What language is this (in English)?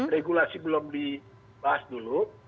Indonesian